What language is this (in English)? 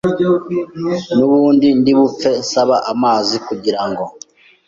Kinyarwanda